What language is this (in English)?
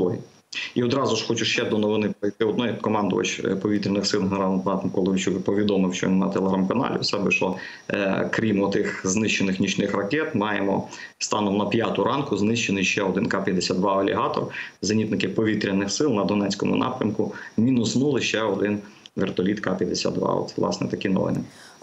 Ukrainian